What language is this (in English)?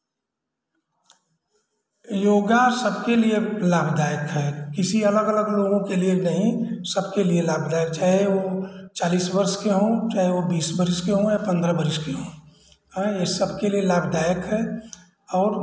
Hindi